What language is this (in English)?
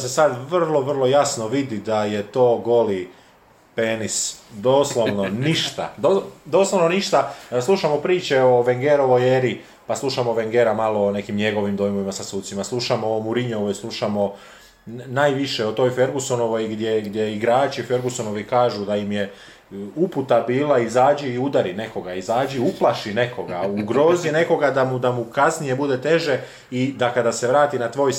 Croatian